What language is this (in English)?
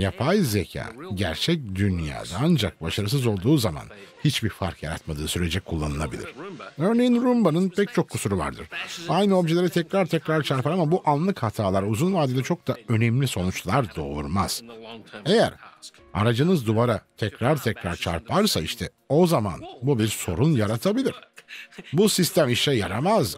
Turkish